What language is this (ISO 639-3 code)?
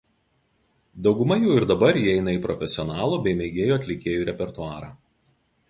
lit